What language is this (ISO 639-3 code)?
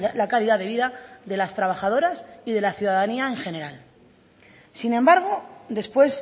spa